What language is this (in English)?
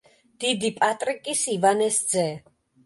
Georgian